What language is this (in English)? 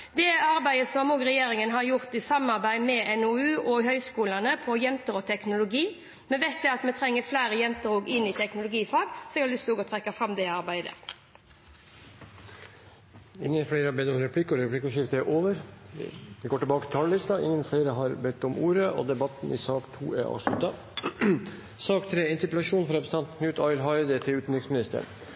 Norwegian